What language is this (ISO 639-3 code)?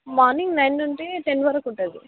tel